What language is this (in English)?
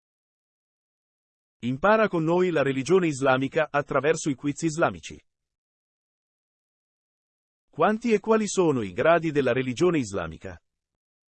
Italian